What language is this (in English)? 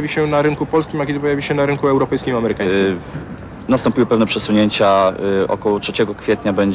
Polish